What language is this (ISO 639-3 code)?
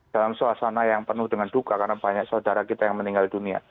ind